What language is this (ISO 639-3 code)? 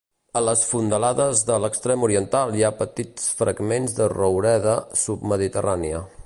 cat